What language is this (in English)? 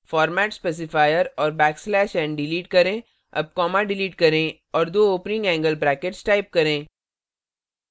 Hindi